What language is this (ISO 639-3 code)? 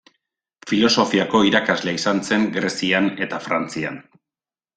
eus